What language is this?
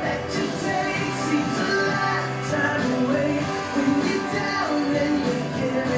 English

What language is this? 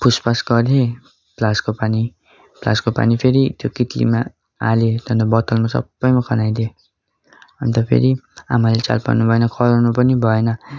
Nepali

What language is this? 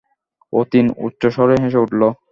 Bangla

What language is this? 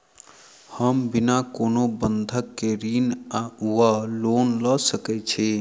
Maithili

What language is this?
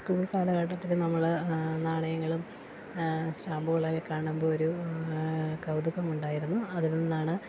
Malayalam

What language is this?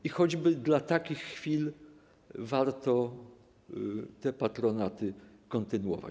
Polish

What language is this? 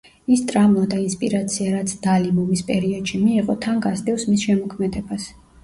Georgian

